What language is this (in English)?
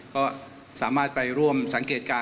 Thai